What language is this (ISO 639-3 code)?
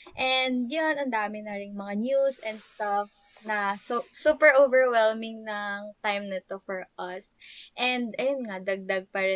fil